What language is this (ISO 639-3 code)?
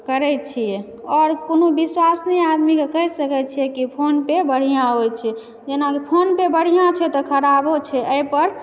mai